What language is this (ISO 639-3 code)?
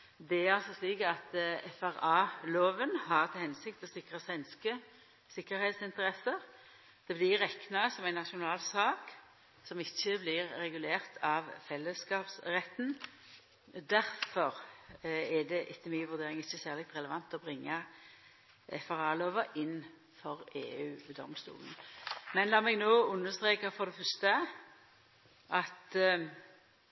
nno